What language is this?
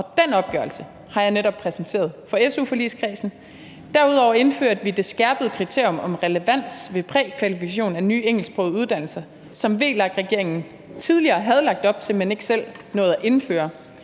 Danish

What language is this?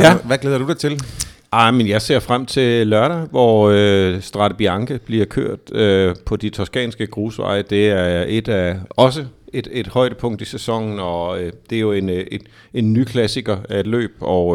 Danish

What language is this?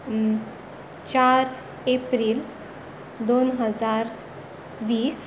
Konkani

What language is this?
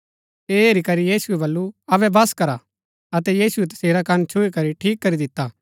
Gaddi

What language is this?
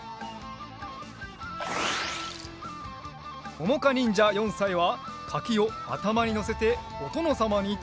Japanese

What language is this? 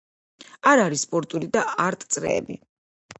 Georgian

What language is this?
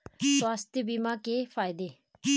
Hindi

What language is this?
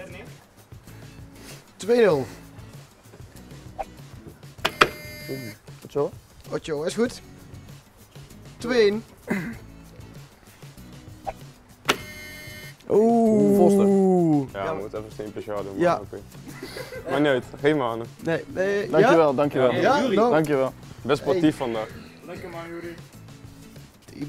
Dutch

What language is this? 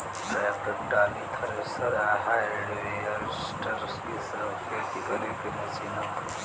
Bhojpuri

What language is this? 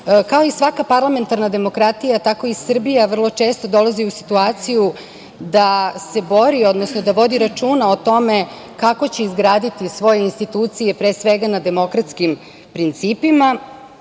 Serbian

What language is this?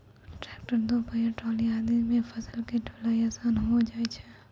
Maithili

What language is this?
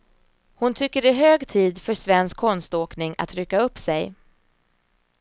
Swedish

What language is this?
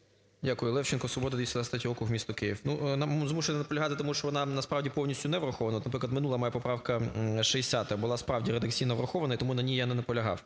Ukrainian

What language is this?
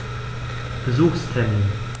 German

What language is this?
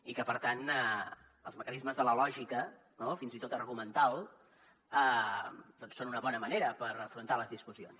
Catalan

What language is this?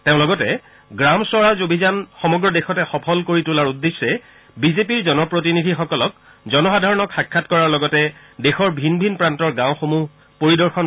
Assamese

